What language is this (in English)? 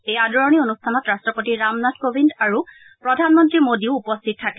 Assamese